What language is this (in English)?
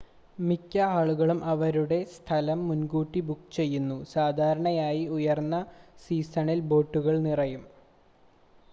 Malayalam